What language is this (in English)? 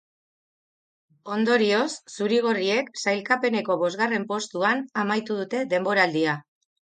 Basque